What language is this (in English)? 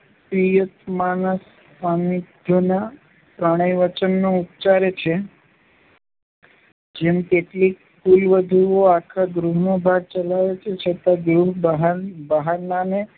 Gujarati